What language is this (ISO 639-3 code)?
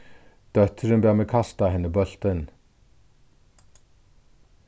fao